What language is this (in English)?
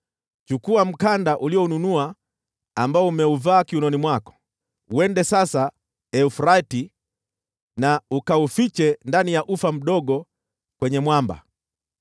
Swahili